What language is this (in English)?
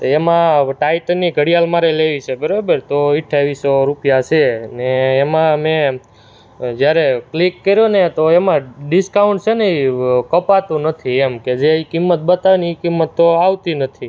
Gujarati